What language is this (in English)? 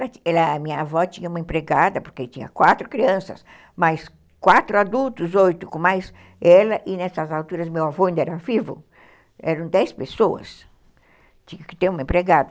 Portuguese